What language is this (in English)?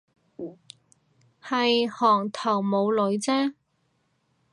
Cantonese